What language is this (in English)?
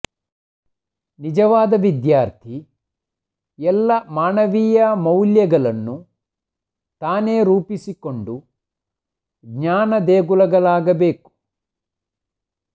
Kannada